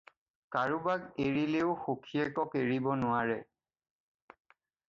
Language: Assamese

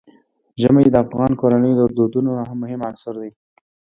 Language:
Pashto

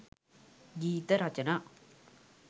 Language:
Sinhala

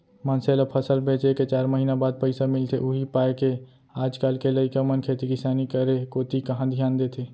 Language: Chhattisgarhi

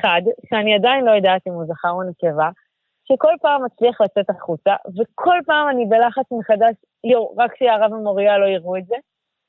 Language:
Hebrew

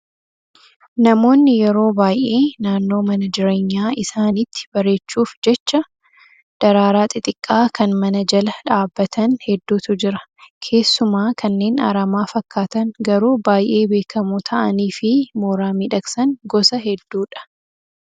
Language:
Oromo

